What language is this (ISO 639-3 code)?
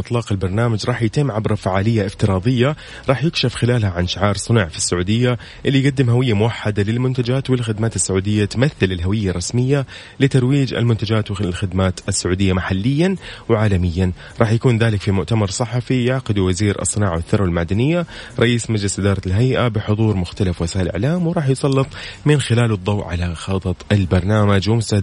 ara